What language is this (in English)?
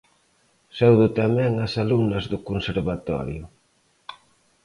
Galician